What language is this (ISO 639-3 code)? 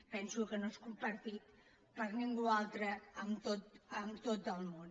cat